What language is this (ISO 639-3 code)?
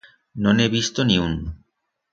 arg